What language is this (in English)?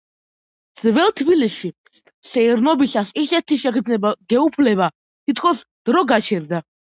Georgian